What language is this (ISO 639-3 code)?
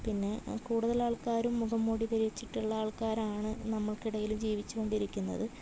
mal